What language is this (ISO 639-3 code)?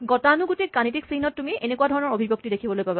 asm